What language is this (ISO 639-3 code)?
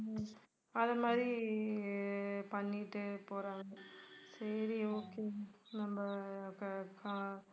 tam